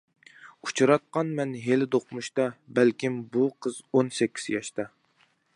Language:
Uyghur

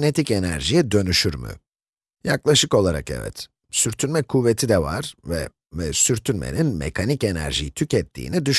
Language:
Turkish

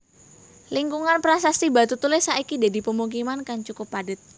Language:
Javanese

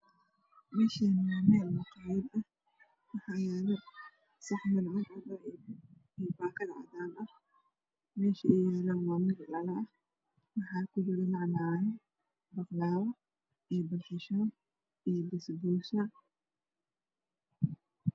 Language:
Somali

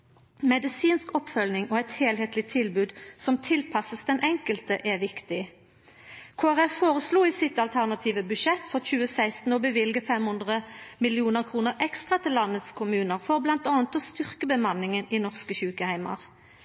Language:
Norwegian Nynorsk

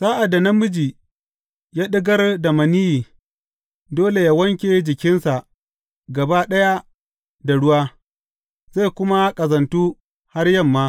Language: Hausa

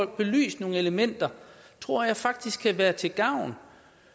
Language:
Danish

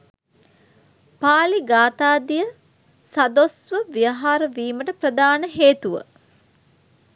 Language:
Sinhala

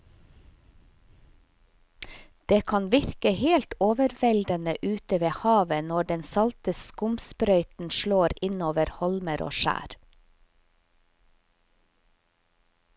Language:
Norwegian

